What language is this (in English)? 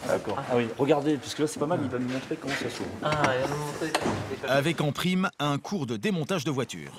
French